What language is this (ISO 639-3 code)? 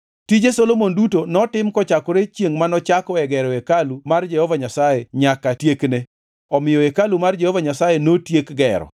luo